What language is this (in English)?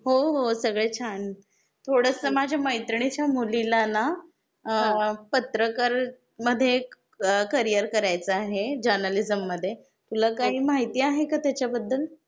Marathi